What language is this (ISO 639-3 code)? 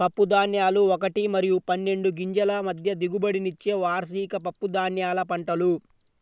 tel